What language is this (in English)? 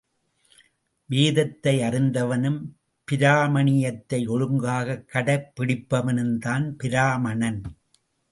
Tamil